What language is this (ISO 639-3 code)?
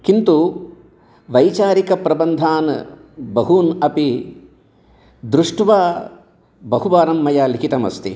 san